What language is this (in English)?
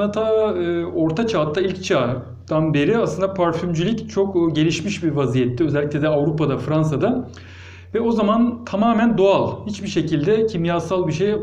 Turkish